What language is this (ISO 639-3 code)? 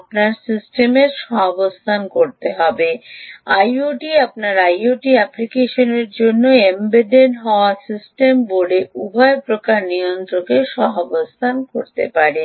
ben